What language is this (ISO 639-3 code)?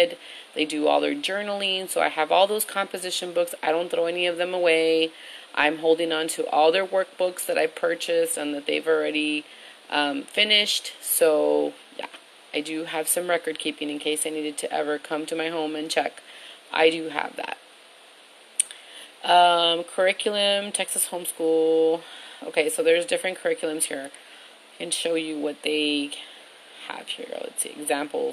eng